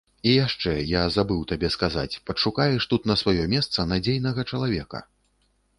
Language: Belarusian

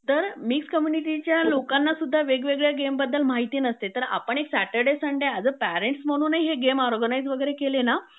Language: Marathi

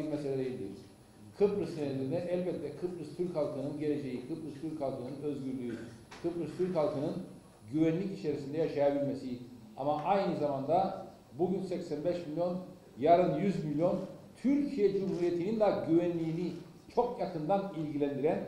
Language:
Turkish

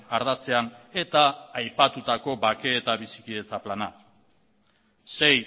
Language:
Basque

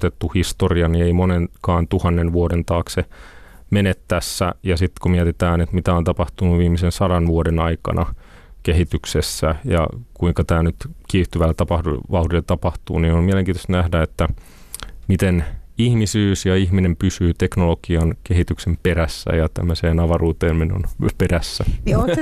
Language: Finnish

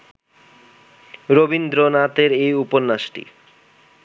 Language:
Bangla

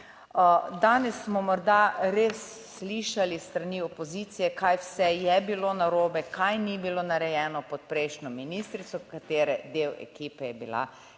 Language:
Slovenian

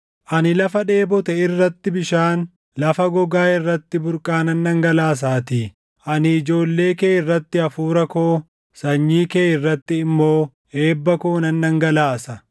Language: Oromo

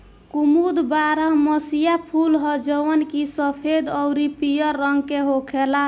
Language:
Bhojpuri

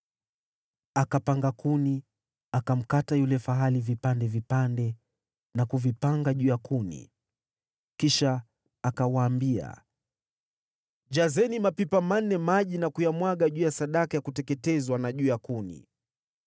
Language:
Swahili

